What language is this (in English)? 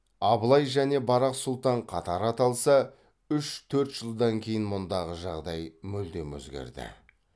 Kazakh